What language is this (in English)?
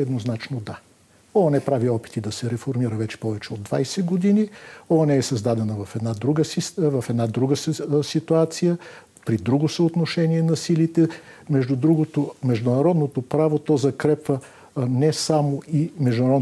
Bulgarian